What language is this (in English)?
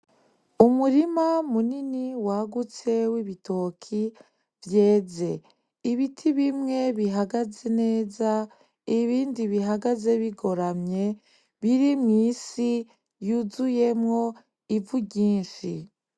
Rundi